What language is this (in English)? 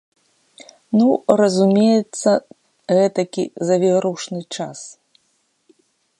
Belarusian